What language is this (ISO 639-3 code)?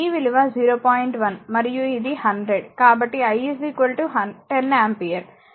tel